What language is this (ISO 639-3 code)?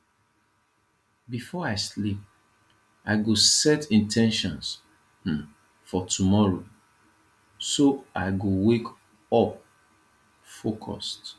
pcm